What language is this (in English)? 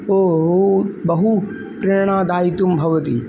Sanskrit